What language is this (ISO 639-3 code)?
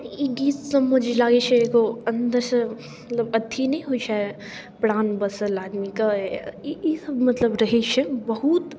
mai